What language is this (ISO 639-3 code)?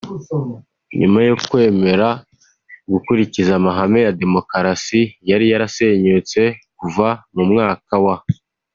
kin